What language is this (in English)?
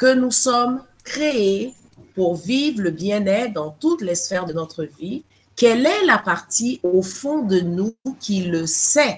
French